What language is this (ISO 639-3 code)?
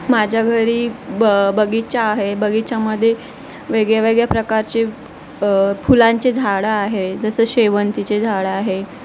mar